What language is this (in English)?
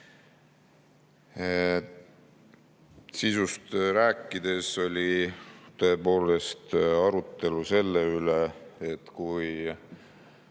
Estonian